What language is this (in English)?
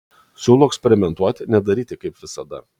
Lithuanian